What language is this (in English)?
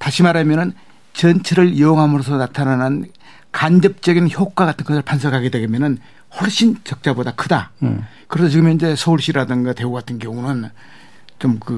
Korean